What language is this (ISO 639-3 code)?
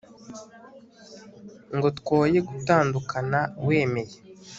kin